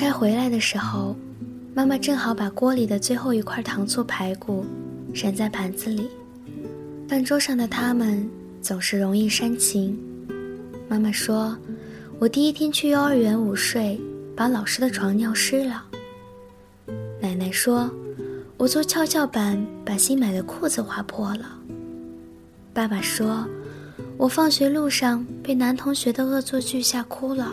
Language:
Chinese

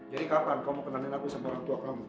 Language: Indonesian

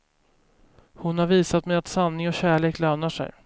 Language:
Swedish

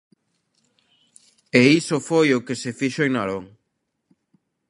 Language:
Galician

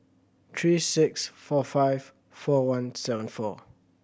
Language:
English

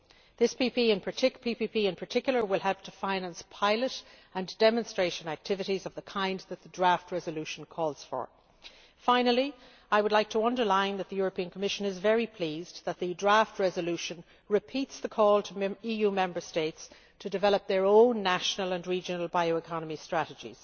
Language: English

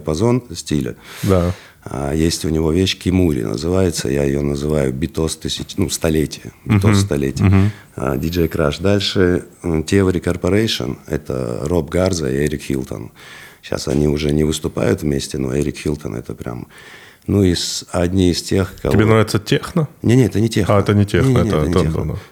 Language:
Russian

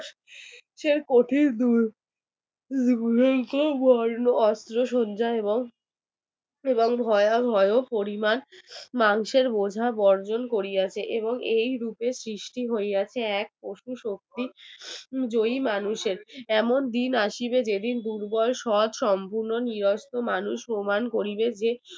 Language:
Bangla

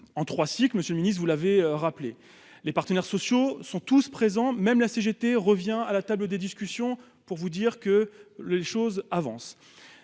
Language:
French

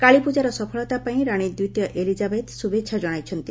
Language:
Odia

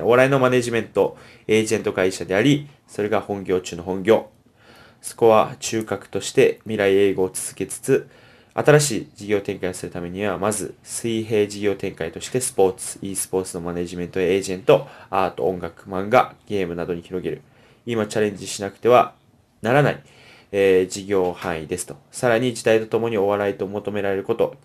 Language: Japanese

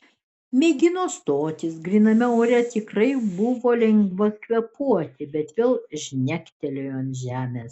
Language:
Lithuanian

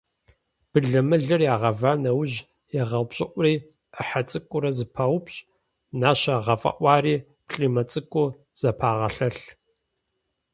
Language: Kabardian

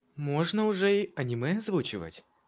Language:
Russian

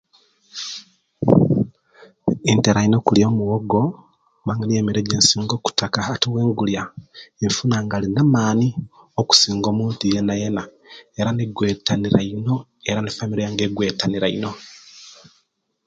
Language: Kenyi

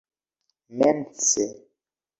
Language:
Esperanto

